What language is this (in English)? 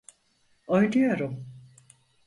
Turkish